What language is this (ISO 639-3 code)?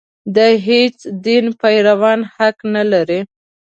pus